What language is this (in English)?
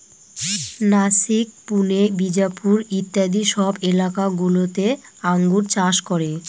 Bangla